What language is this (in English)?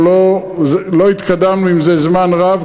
Hebrew